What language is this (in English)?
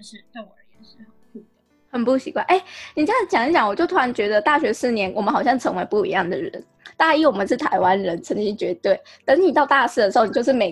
Chinese